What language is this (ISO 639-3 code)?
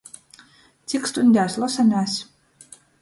ltg